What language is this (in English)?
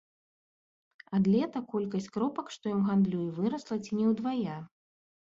Belarusian